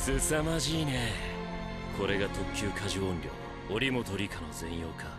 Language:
Japanese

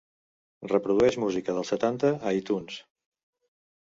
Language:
Catalan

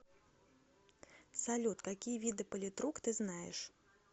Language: Russian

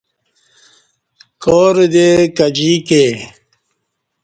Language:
Kati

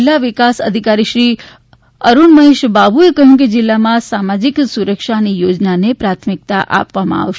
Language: Gujarati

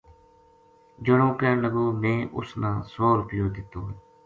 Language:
Gujari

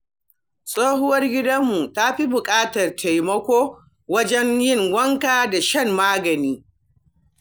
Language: Hausa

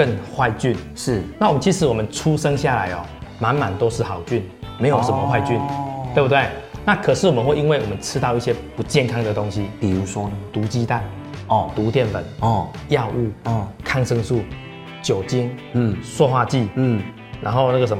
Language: Chinese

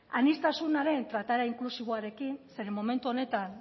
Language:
Basque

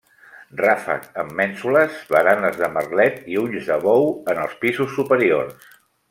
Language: Catalan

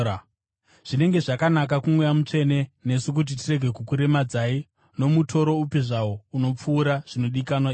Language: Shona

